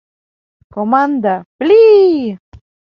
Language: Mari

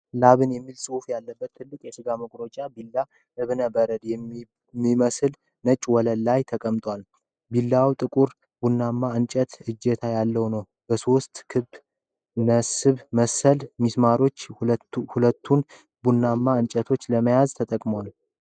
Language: Amharic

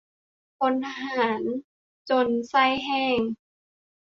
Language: Thai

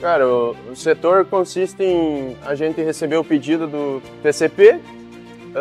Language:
Portuguese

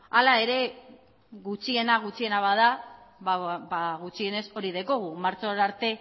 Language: Basque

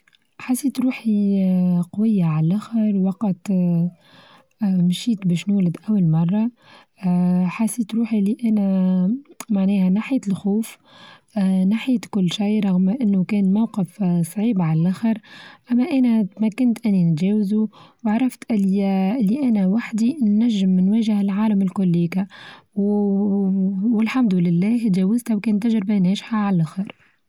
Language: Tunisian Arabic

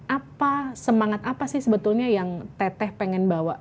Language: Indonesian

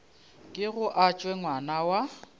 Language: Northern Sotho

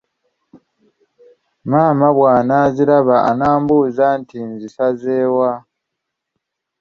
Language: Ganda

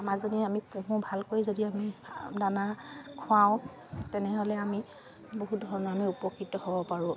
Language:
Assamese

